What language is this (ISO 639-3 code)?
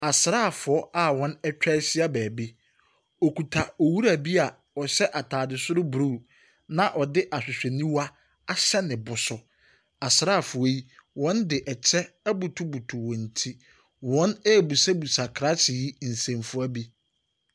aka